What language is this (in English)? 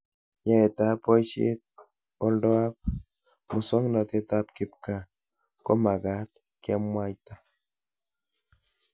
Kalenjin